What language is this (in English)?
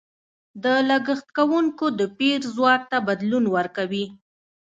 Pashto